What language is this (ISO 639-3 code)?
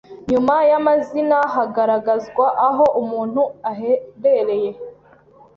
kin